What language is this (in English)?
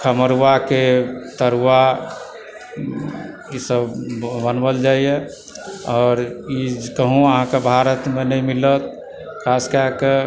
Maithili